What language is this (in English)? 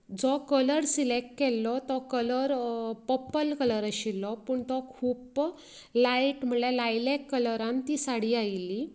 Konkani